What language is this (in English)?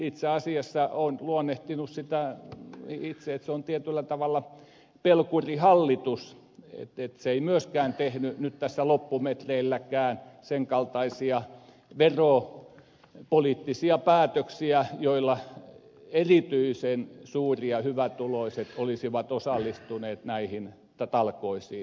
Finnish